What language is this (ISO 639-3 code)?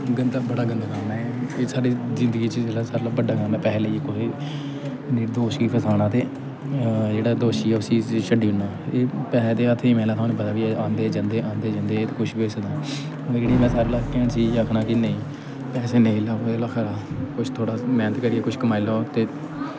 doi